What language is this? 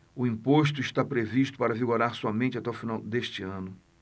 Portuguese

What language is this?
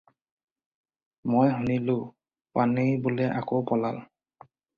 Assamese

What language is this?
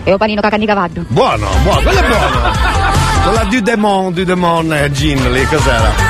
Italian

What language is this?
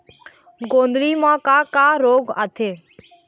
Chhattisgarhi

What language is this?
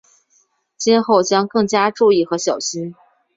Chinese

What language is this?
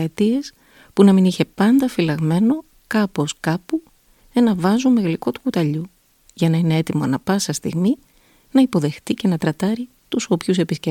Greek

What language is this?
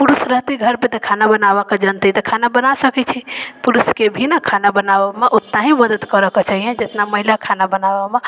Maithili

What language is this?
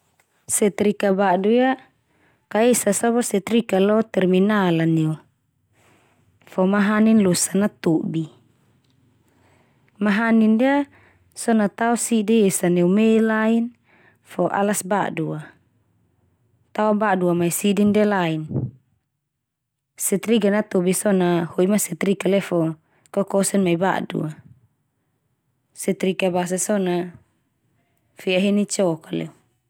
Termanu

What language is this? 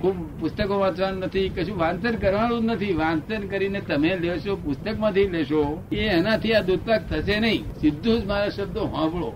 Gujarati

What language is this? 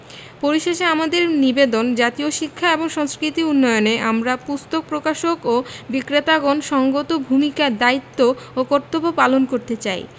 Bangla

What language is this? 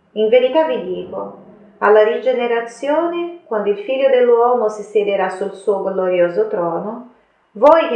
Italian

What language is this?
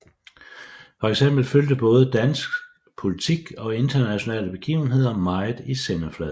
Danish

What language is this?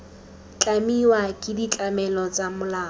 Tswana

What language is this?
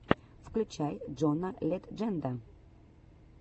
Russian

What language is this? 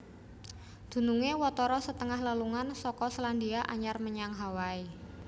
Javanese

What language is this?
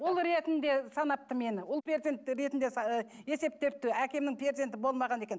Kazakh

